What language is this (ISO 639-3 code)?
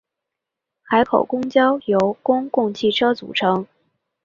zho